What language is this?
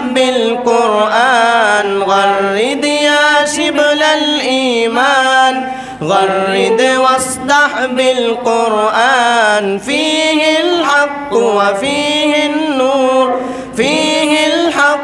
Arabic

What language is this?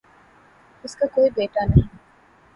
Urdu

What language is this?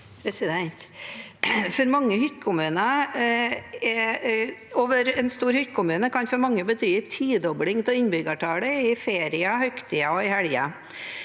Norwegian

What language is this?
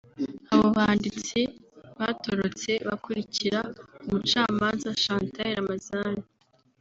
Kinyarwanda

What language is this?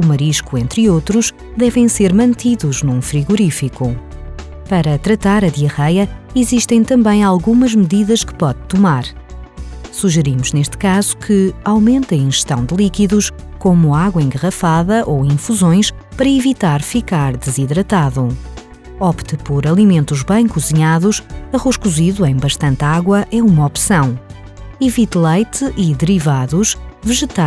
Portuguese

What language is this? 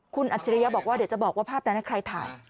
Thai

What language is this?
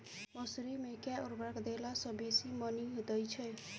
Maithili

